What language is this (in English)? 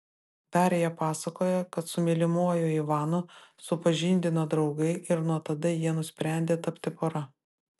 Lithuanian